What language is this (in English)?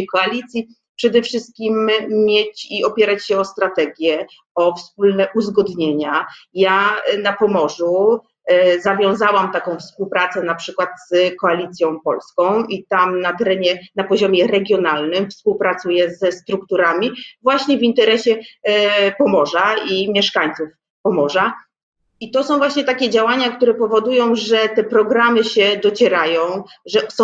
Polish